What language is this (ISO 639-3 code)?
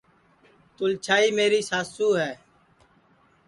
ssi